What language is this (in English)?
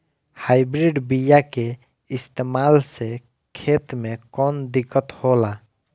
Bhojpuri